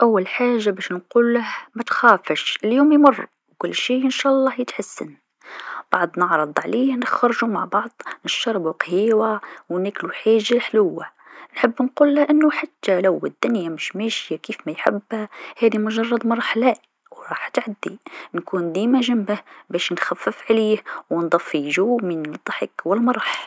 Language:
Tunisian Arabic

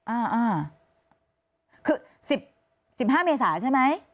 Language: Thai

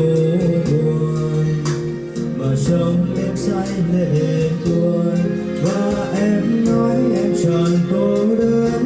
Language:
Vietnamese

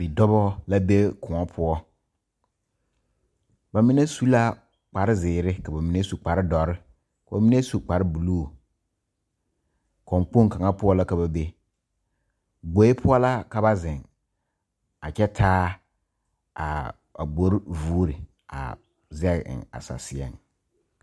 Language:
Southern Dagaare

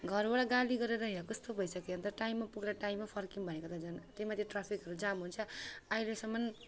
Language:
Nepali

